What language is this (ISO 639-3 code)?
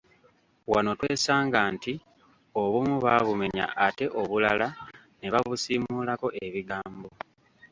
lug